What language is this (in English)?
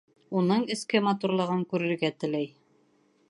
Bashkir